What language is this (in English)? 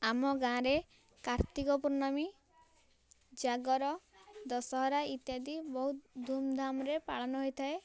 Odia